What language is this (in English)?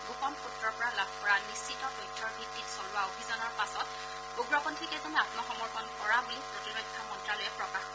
Assamese